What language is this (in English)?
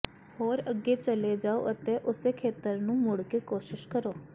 Punjabi